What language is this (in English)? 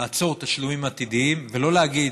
Hebrew